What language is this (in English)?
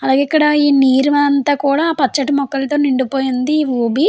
Telugu